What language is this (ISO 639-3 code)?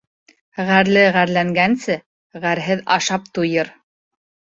bak